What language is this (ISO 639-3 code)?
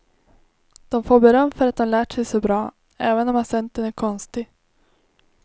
swe